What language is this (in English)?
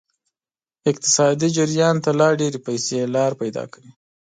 Pashto